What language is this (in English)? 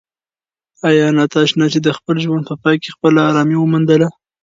Pashto